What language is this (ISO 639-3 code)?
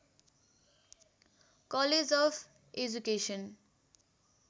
nep